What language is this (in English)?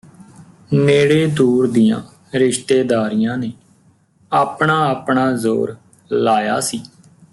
Punjabi